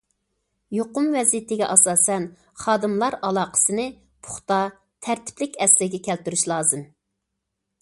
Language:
Uyghur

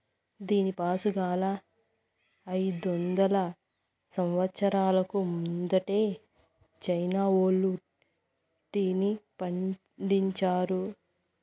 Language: Telugu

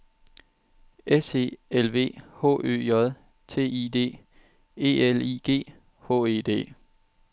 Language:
Danish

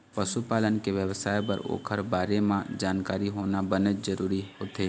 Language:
Chhattisgarhi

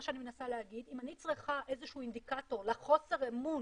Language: Hebrew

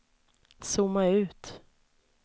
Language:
Swedish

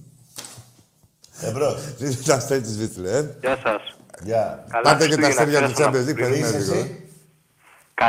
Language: Greek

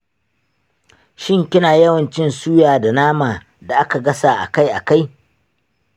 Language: Hausa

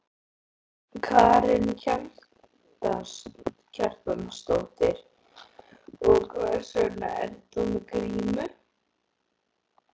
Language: Icelandic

